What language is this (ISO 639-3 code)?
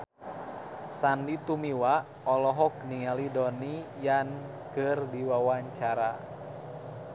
sun